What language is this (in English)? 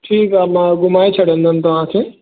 Sindhi